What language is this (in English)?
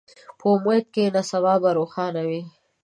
Pashto